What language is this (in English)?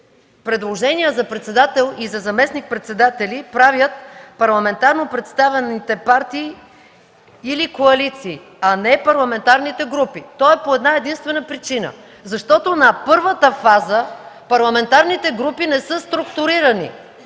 Bulgarian